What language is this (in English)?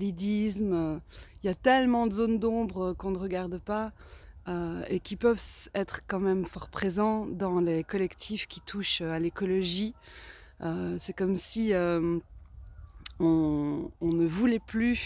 French